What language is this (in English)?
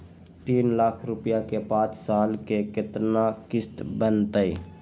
Magahi